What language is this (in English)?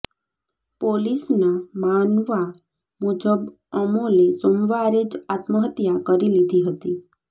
Gujarati